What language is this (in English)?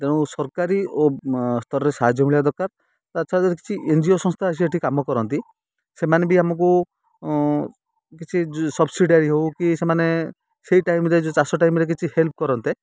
Odia